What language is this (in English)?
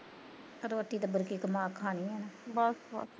Punjabi